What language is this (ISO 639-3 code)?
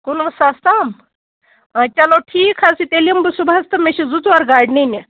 kas